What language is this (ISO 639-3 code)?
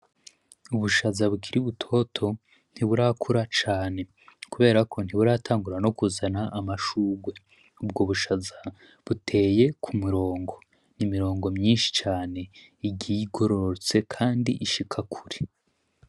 run